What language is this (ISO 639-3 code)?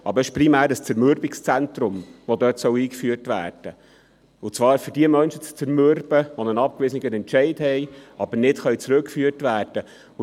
gsw